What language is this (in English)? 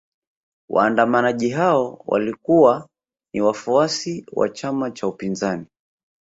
Swahili